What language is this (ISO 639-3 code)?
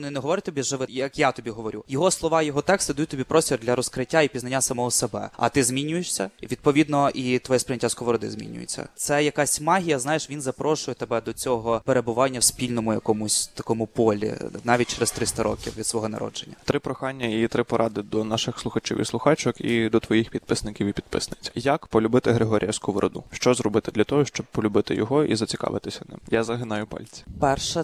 ukr